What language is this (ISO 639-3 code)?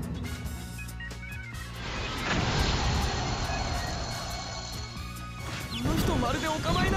jpn